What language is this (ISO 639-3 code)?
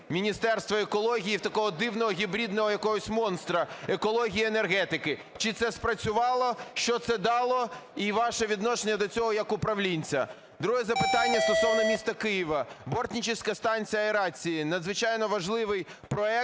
ukr